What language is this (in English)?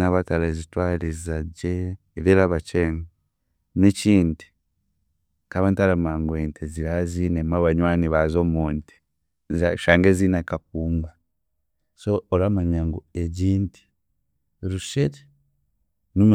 Chiga